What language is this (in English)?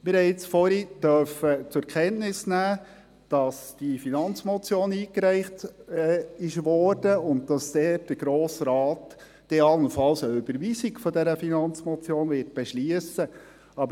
Swiss German